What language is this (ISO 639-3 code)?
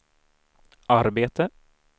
swe